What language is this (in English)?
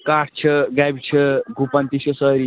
Kashmiri